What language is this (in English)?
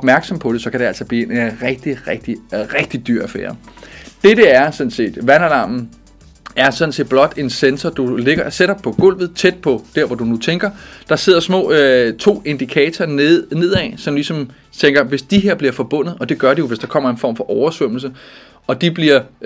Danish